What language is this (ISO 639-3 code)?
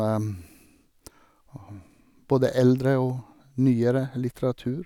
nor